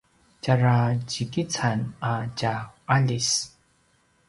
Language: Paiwan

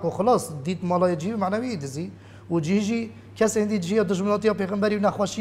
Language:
Arabic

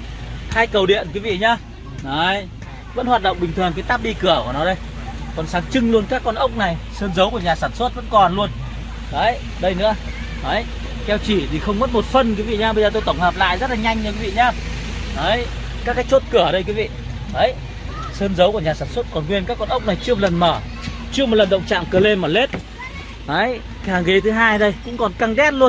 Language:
Vietnamese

